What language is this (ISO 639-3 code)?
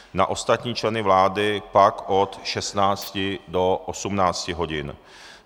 ces